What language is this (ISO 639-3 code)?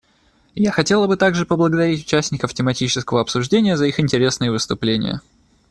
rus